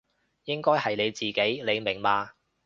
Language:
Cantonese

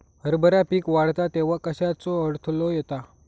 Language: Marathi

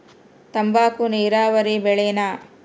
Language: Kannada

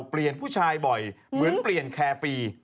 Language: Thai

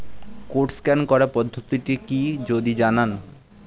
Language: Bangla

